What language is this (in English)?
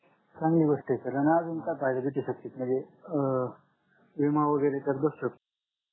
Marathi